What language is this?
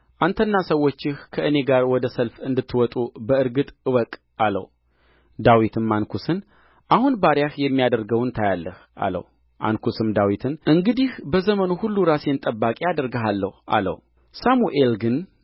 Amharic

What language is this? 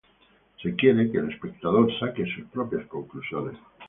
Spanish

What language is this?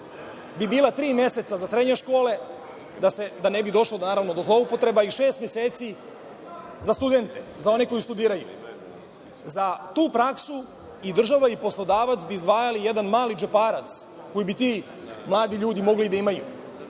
Serbian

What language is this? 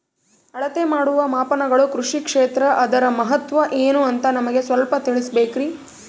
Kannada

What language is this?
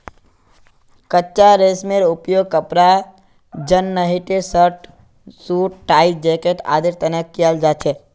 Magahi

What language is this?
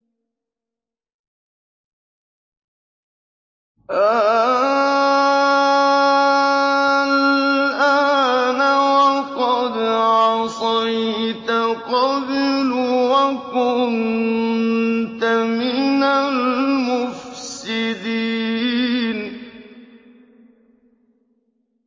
Arabic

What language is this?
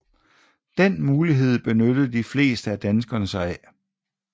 Danish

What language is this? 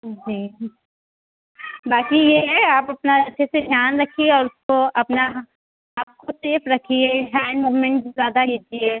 Urdu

